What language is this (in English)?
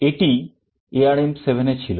Bangla